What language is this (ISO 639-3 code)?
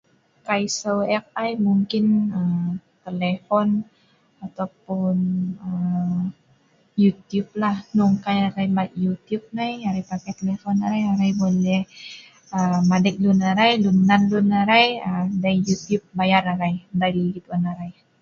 snv